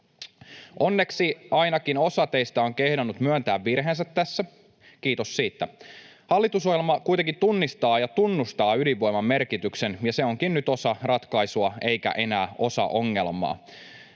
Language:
Finnish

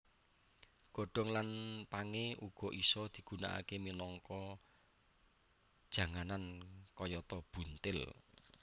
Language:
Javanese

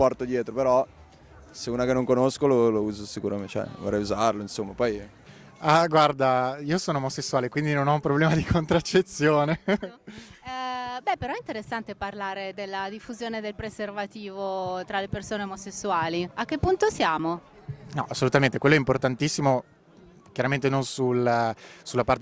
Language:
Italian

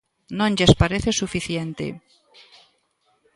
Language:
Galician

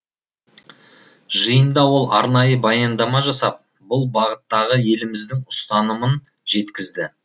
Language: Kazakh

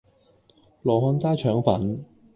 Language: Cantonese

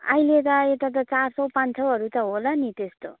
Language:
Nepali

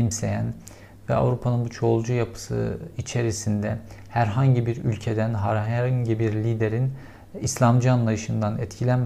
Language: Turkish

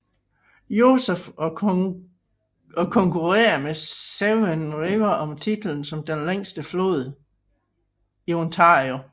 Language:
Danish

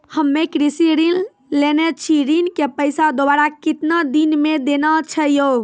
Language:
Maithili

